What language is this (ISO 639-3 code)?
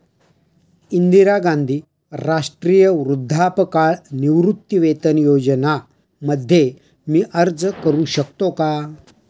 mar